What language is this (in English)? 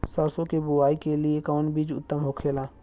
Bhojpuri